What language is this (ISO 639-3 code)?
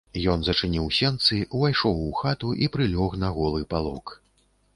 bel